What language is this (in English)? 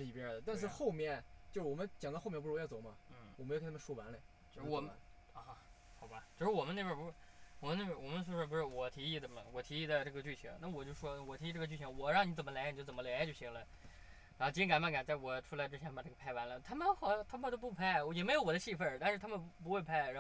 Chinese